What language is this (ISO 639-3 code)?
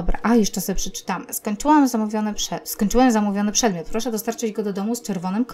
pol